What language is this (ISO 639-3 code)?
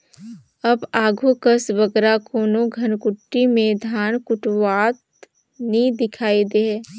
hne